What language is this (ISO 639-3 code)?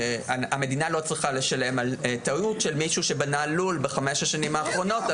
heb